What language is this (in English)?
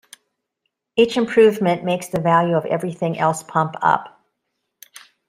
English